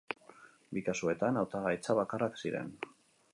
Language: Basque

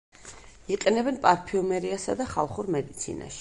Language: Georgian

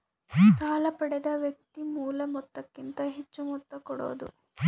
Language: Kannada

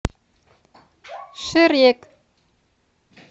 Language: Russian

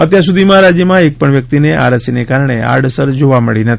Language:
Gujarati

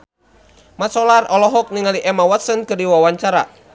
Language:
Sundanese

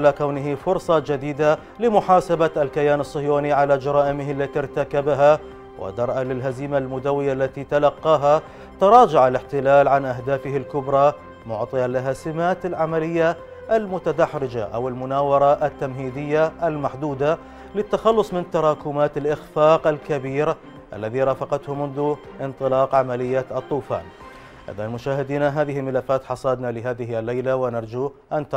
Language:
Arabic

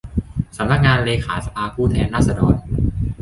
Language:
Thai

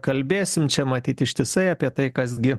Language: Lithuanian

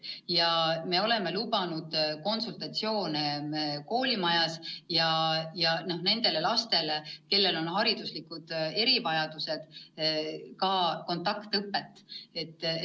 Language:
Estonian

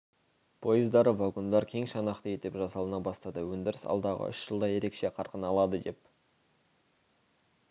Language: Kazakh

